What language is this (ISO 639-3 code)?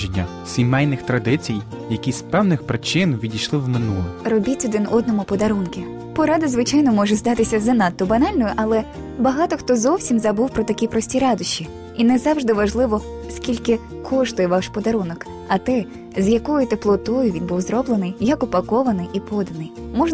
ukr